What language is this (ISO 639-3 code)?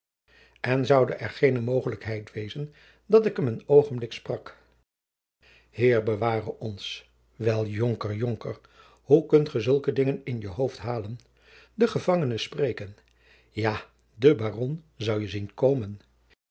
nld